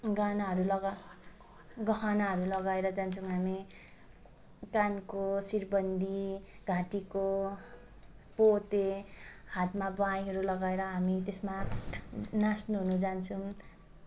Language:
Nepali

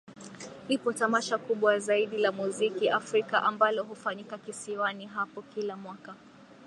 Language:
Swahili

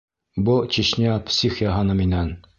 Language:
Bashkir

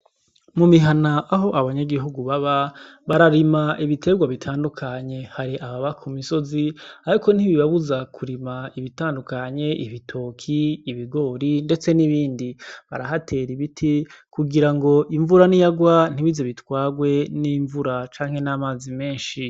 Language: Rundi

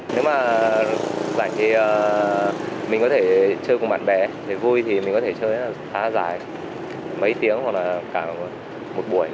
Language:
Vietnamese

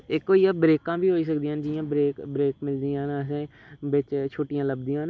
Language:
Dogri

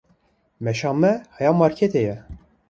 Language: Kurdish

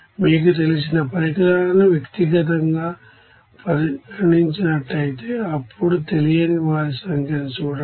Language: Telugu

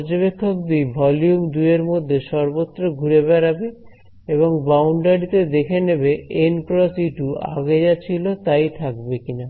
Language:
Bangla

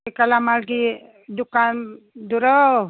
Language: Manipuri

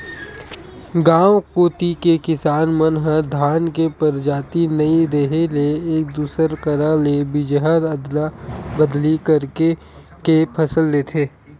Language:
Chhattisgarhi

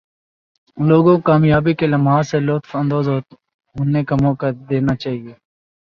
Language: Urdu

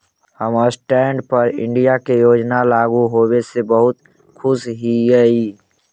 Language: Magahi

